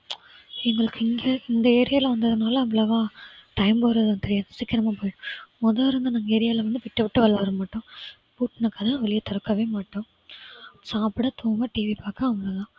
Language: Tamil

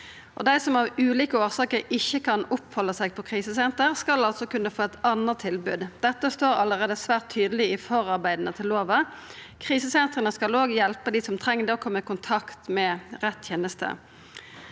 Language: Norwegian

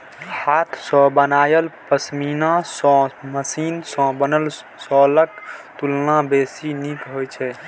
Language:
Maithili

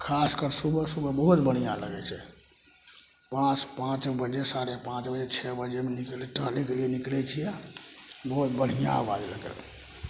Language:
Maithili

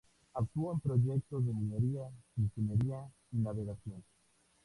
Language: Spanish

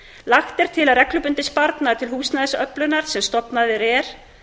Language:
Icelandic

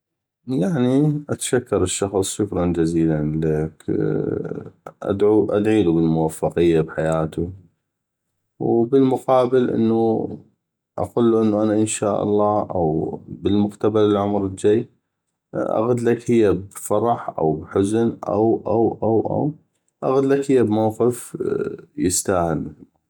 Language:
North Mesopotamian Arabic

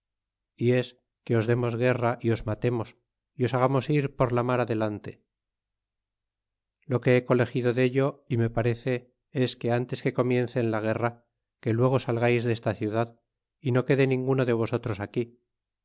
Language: Spanish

